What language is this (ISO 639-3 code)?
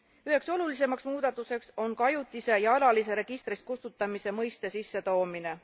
est